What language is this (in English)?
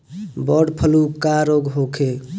Bhojpuri